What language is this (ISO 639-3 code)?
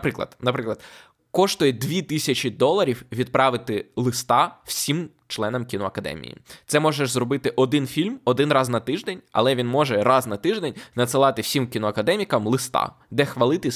ukr